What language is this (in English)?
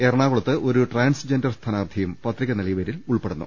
Malayalam